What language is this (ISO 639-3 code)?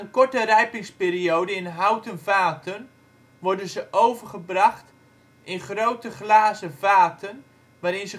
nld